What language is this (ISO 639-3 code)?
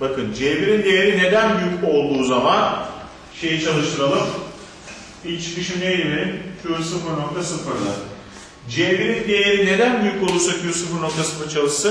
tur